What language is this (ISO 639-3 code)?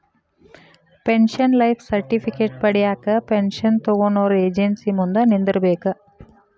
kan